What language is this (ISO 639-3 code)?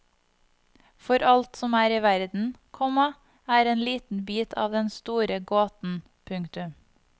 nor